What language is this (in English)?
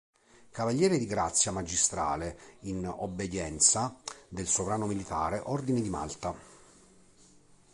Italian